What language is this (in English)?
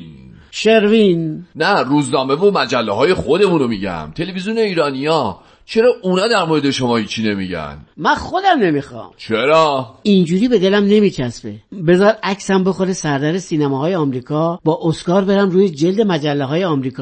Persian